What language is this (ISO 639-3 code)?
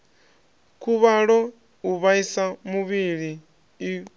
ven